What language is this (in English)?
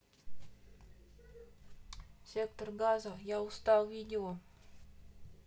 Russian